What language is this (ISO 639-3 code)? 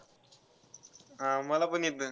mar